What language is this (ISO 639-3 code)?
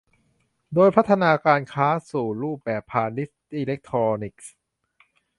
tha